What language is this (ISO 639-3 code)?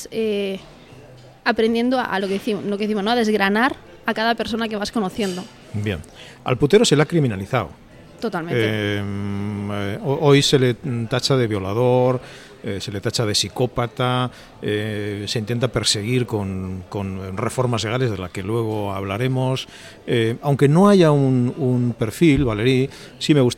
spa